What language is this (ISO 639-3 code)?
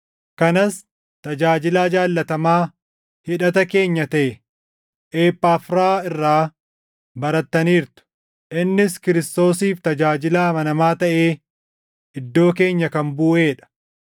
orm